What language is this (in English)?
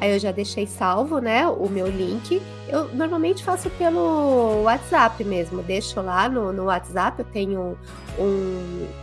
Portuguese